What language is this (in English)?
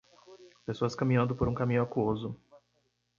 Portuguese